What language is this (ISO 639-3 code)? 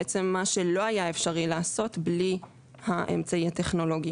heb